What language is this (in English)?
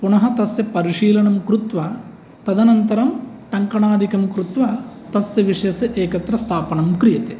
Sanskrit